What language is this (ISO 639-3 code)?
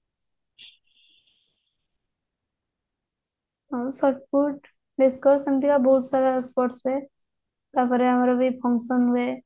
ori